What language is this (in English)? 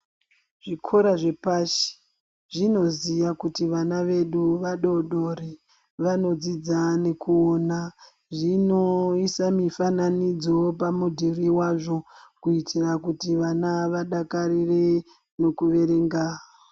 Ndau